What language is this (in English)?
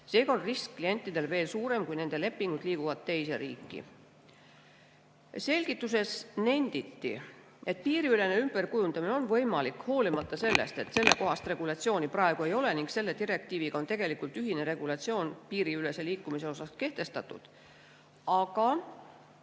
Estonian